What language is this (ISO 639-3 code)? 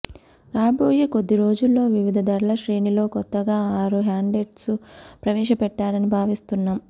tel